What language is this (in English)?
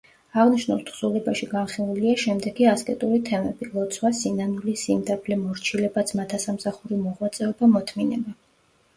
Georgian